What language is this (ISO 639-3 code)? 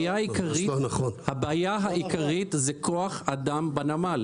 heb